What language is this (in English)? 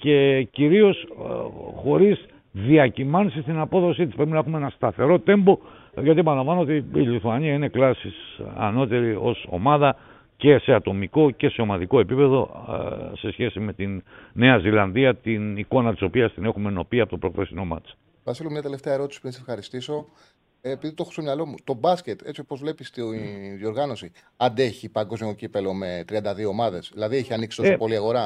Greek